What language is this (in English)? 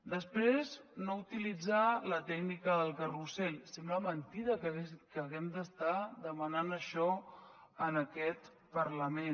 Catalan